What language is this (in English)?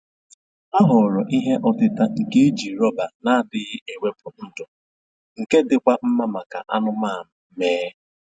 Igbo